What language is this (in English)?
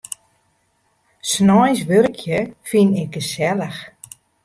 Western Frisian